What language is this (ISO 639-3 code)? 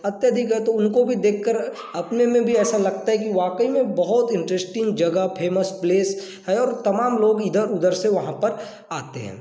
hin